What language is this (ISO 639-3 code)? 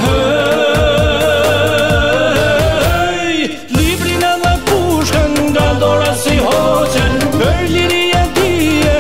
ron